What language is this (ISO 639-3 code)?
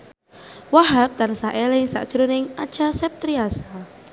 jav